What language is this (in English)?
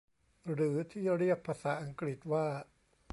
Thai